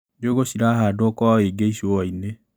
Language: Kikuyu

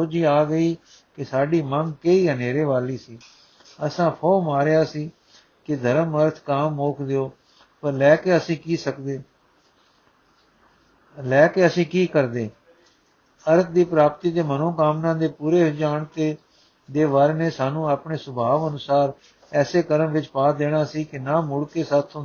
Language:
Punjabi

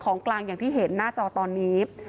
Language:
Thai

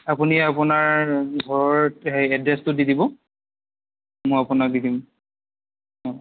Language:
Assamese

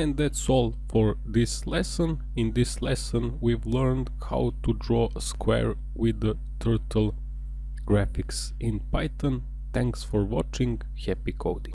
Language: English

